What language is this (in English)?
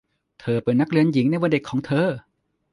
Thai